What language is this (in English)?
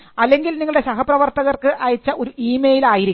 Malayalam